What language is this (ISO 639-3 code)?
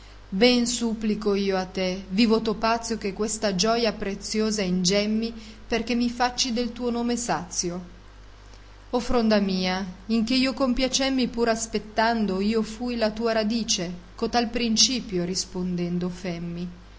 ita